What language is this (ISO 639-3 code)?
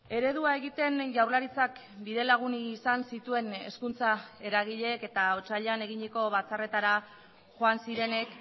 eus